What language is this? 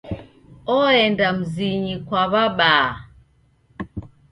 Taita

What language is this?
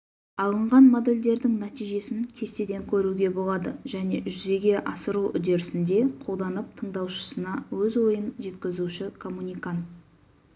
Kazakh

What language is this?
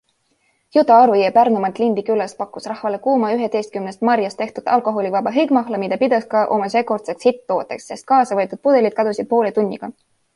Estonian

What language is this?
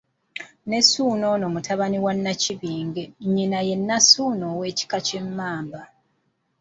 Ganda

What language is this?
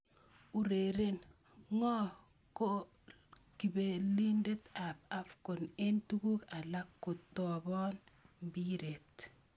Kalenjin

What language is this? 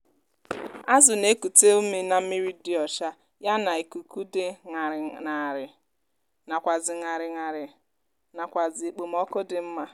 Igbo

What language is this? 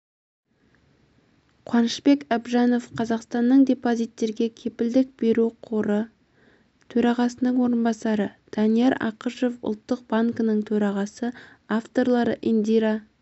Kazakh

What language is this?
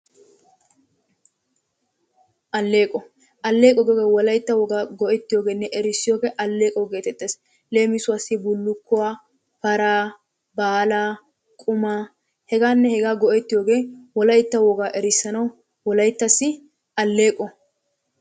Wolaytta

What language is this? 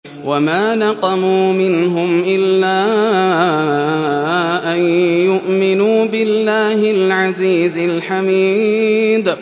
Arabic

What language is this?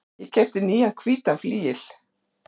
Icelandic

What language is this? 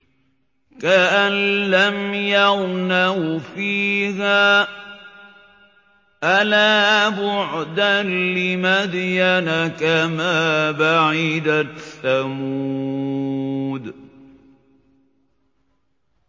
Arabic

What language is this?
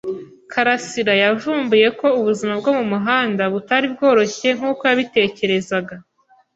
Kinyarwanda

